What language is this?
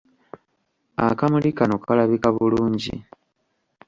Ganda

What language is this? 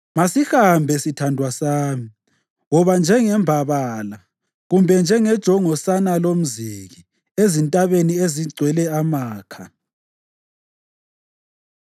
North Ndebele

